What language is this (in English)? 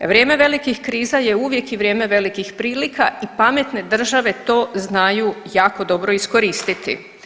Croatian